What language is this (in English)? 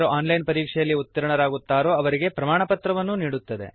Kannada